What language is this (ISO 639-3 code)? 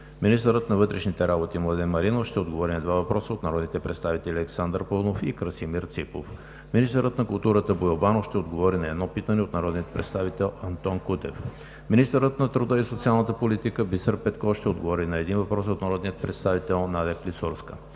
bul